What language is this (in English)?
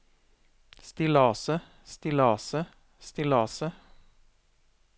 Norwegian